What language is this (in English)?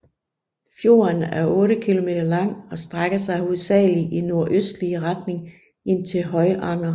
Danish